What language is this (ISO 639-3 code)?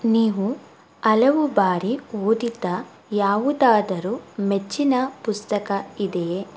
kan